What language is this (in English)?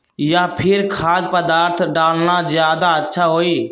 Magahi